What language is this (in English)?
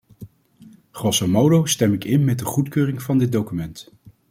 Dutch